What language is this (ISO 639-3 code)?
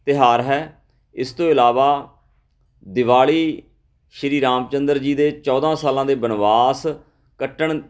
pan